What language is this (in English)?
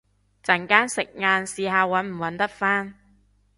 Cantonese